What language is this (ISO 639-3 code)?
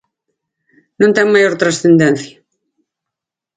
glg